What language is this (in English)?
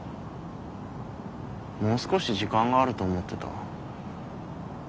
Japanese